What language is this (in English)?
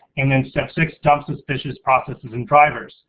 English